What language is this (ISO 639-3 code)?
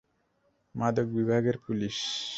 ben